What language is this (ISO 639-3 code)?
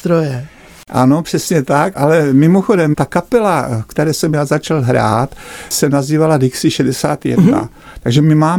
ces